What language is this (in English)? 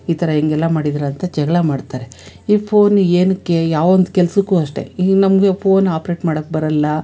Kannada